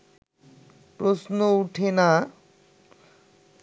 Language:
Bangla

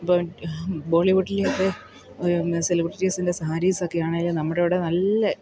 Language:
Malayalam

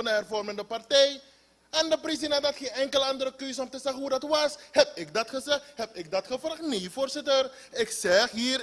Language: Dutch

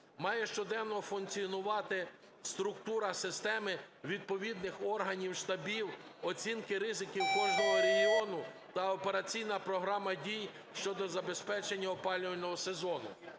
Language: Ukrainian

